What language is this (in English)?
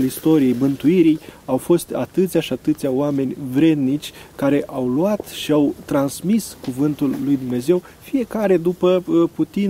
Romanian